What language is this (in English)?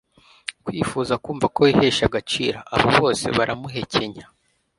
Kinyarwanda